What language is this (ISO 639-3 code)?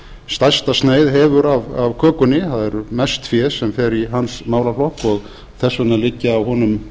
isl